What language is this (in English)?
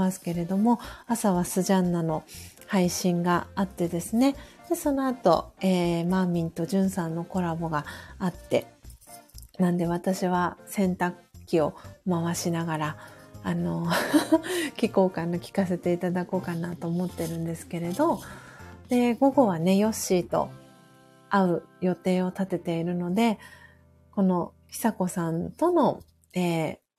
Japanese